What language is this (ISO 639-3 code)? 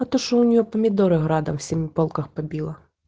rus